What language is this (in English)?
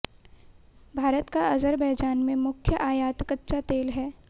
Hindi